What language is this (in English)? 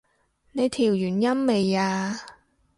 Cantonese